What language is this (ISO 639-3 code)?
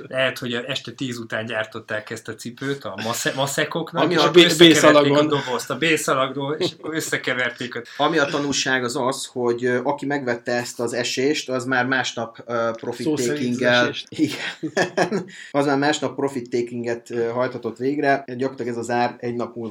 hun